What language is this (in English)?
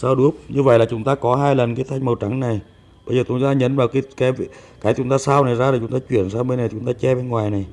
Vietnamese